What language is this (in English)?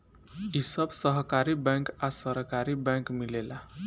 Bhojpuri